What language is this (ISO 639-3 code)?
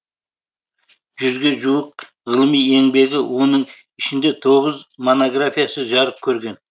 kaz